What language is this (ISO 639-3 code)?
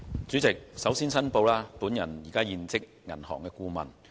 yue